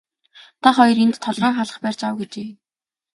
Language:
Mongolian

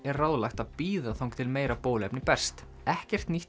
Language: Icelandic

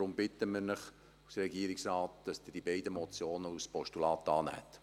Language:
Swiss German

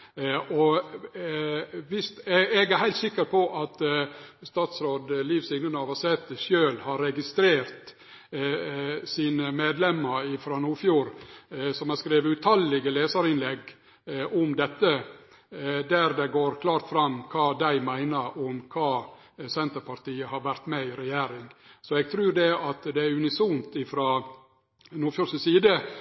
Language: Norwegian Nynorsk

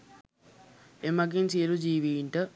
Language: Sinhala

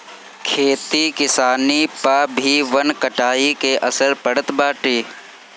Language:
Bhojpuri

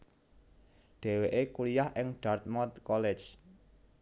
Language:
Javanese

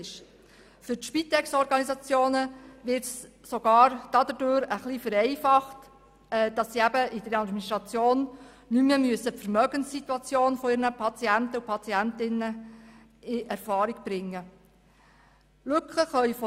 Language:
Swiss German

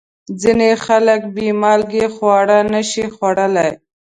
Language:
Pashto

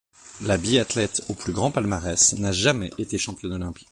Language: French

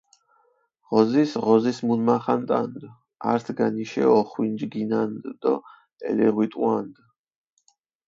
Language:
Mingrelian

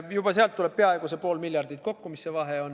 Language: Estonian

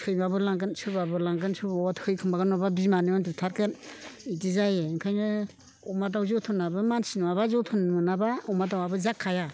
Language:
Bodo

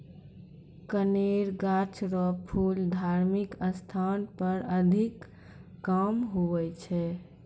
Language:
Maithili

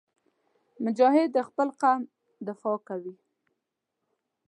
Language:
Pashto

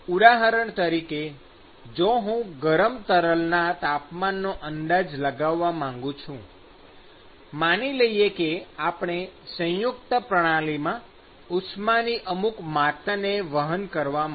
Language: Gujarati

